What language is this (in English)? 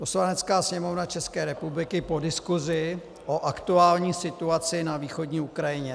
Czech